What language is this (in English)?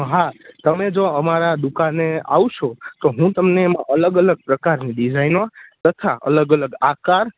Gujarati